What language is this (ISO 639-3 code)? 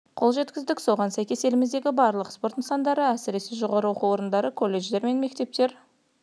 kaz